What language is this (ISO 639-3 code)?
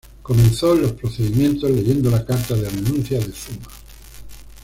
spa